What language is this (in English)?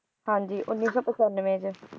Punjabi